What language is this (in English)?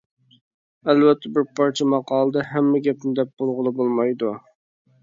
Uyghur